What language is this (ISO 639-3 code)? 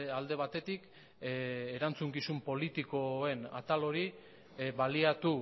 eus